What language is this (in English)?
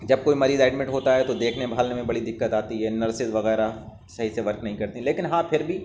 Urdu